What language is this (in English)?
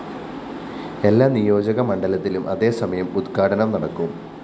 Malayalam